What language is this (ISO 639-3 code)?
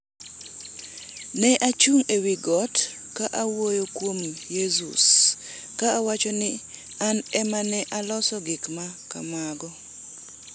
luo